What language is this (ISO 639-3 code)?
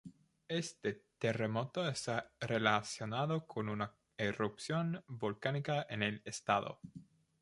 spa